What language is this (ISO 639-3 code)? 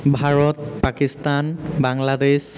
asm